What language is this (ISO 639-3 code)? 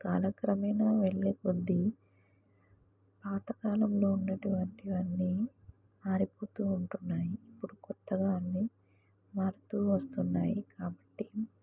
tel